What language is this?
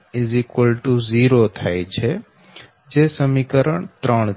Gujarati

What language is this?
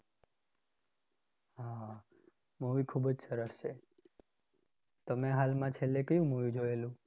Gujarati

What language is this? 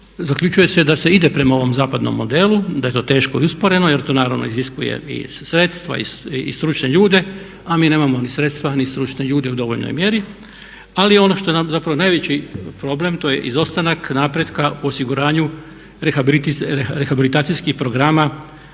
Croatian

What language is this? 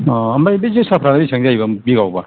Bodo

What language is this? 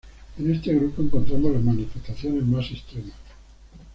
Spanish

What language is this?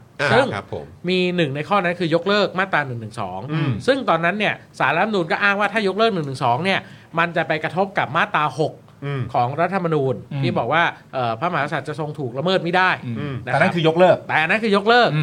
Thai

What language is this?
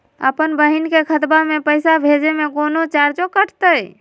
Magahi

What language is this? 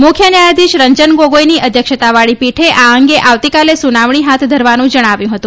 Gujarati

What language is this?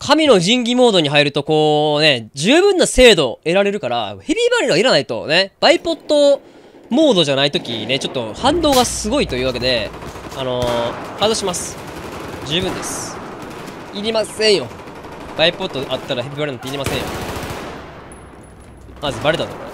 Japanese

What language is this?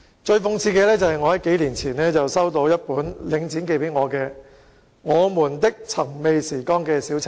Cantonese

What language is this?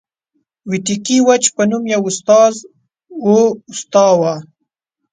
Pashto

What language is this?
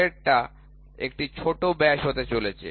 Bangla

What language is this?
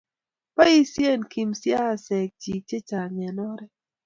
Kalenjin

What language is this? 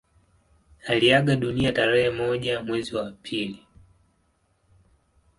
Swahili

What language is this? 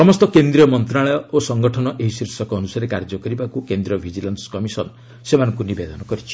Odia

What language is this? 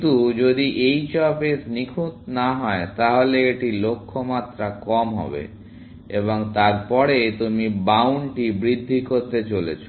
Bangla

